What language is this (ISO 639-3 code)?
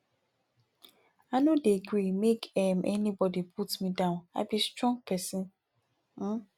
pcm